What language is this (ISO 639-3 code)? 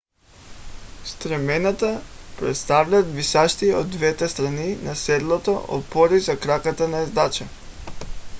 bul